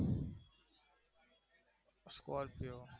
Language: Gujarati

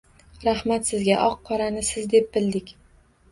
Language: Uzbek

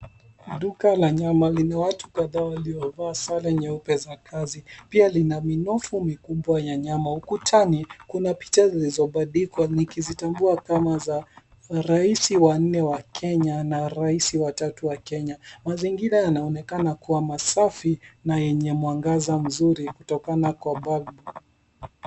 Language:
Swahili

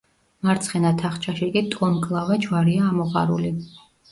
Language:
Georgian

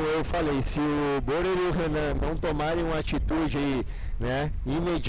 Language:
Portuguese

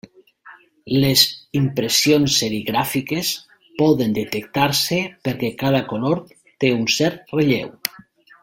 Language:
Catalan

